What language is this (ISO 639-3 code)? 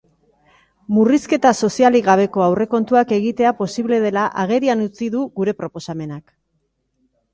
eus